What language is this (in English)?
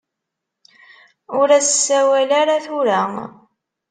Kabyle